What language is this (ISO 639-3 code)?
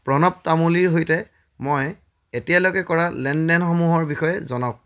asm